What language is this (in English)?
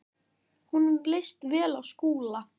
Icelandic